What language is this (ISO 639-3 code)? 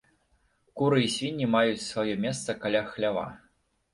bel